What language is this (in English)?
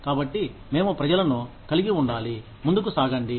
Telugu